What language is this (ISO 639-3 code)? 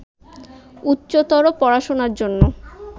ben